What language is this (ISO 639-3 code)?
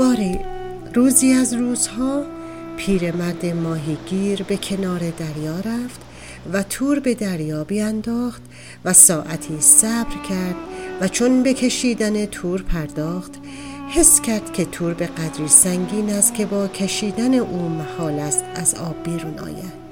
fas